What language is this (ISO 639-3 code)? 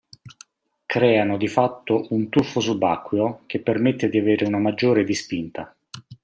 ita